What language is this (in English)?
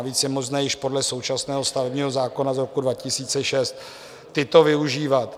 Czech